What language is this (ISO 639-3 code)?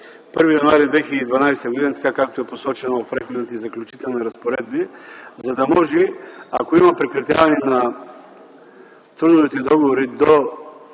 bul